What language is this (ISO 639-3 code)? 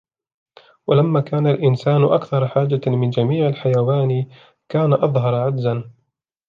ara